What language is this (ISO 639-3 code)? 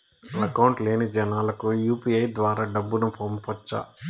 tel